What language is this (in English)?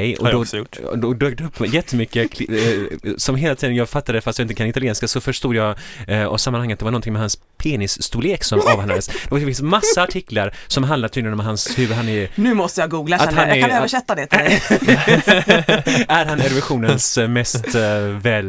Swedish